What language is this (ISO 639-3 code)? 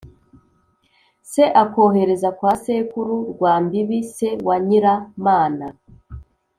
kin